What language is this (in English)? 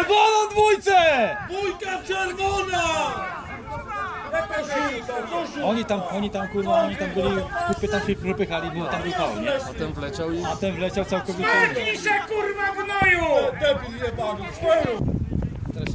Polish